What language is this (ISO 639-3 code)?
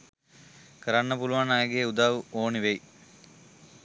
sin